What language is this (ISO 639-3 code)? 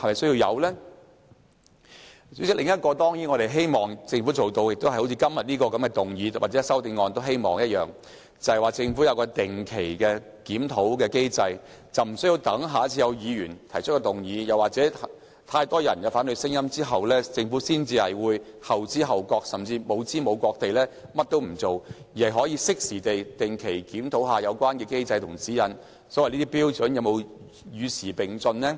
yue